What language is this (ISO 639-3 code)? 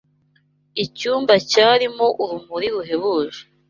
kin